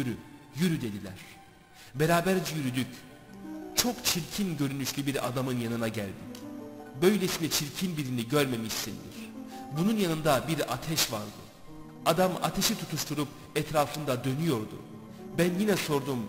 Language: Turkish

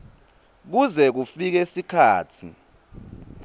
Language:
Swati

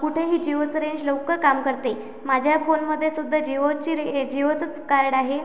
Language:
Marathi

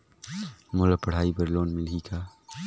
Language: Chhattisgarhi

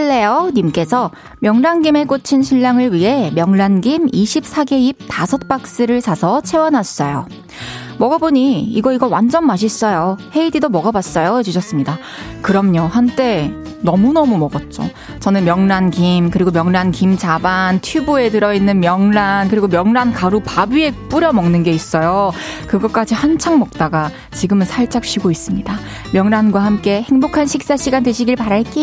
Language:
Korean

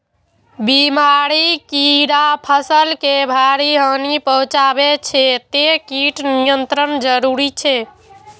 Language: Maithili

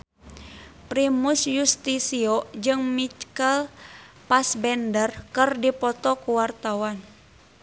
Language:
Sundanese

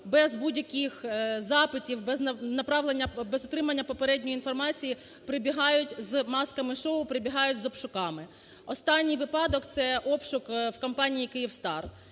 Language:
Ukrainian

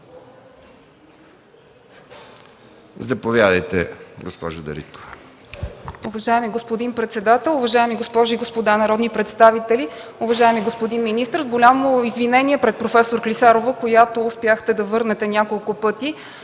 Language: Bulgarian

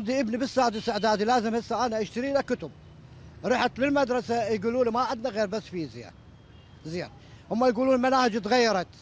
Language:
Arabic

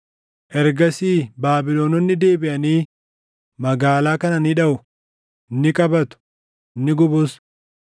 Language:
Oromo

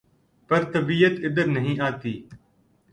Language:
Urdu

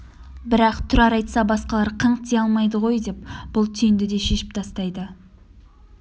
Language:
Kazakh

